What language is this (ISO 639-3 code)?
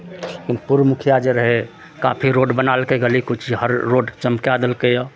mai